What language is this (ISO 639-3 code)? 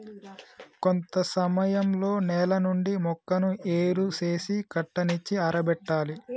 tel